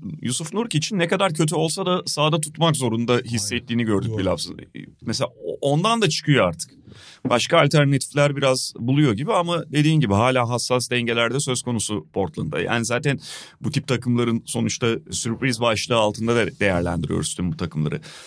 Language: Turkish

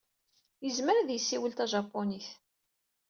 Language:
Kabyle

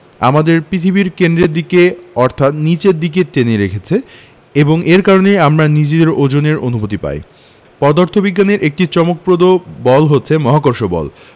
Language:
Bangla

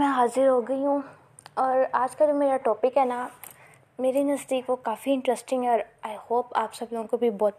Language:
Urdu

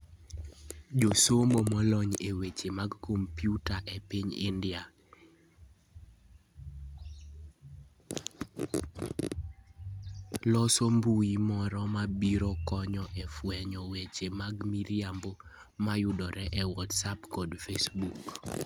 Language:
Luo (Kenya and Tanzania)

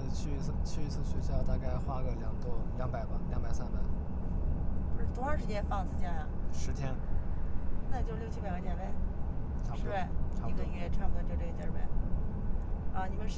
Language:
Chinese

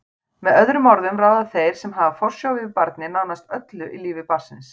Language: Icelandic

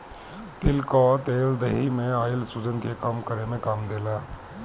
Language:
Bhojpuri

